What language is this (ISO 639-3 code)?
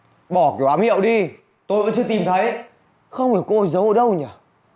vie